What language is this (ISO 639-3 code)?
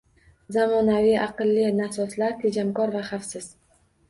uzb